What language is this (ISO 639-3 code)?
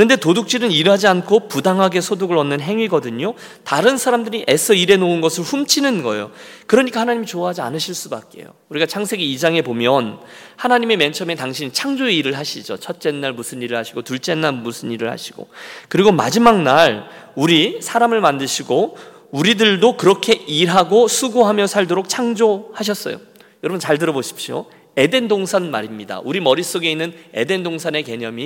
kor